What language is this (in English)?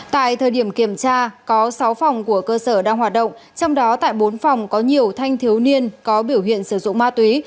Vietnamese